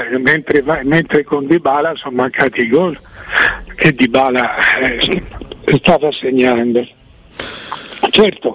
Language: Italian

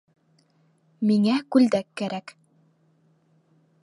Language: Bashkir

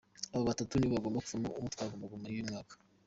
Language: Kinyarwanda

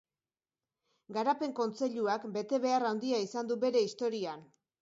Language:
Basque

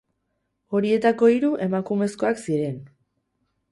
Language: Basque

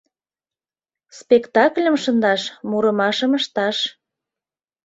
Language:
Mari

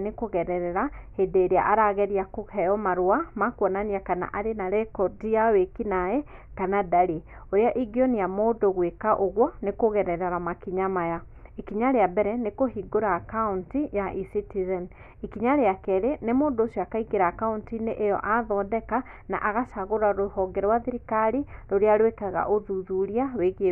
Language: Kikuyu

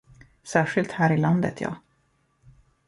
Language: Swedish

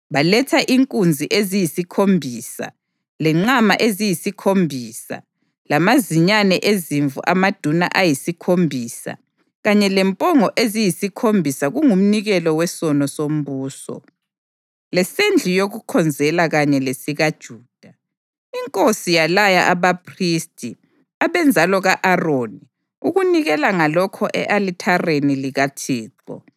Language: North Ndebele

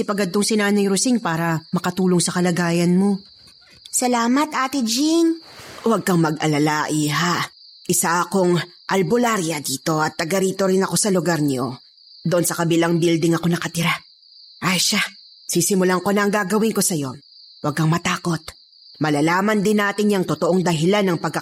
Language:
Filipino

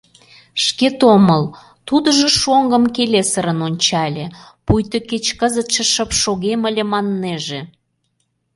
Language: Mari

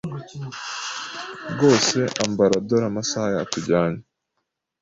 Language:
Kinyarwanda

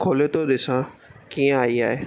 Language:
Sindhi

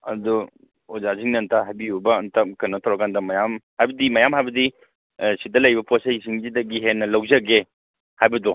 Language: Manipuri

